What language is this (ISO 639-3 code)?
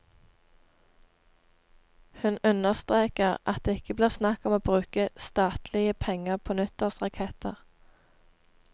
nor